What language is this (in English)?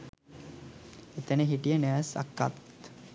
Sinhala